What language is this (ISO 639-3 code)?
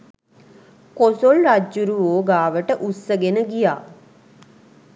sin